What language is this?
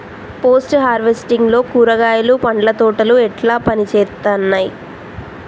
Telugu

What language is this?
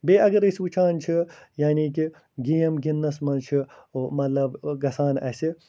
Kashmiri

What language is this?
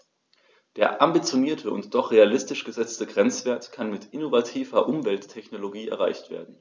German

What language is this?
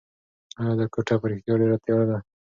Pashto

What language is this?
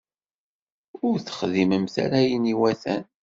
Kabyle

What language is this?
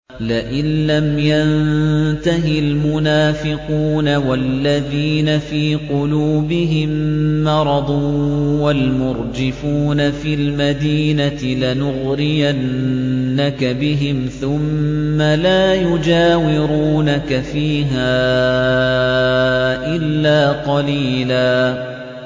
Arabic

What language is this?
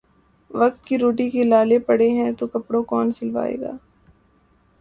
Urdu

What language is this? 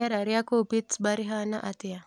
Kikuyu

